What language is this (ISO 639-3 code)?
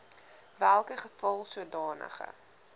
afr